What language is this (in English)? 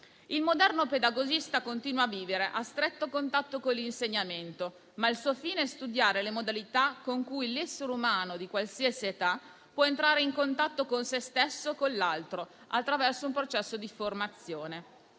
Italian